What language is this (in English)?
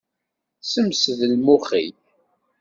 Kabyle